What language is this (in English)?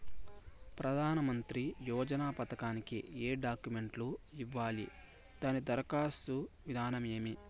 Telugu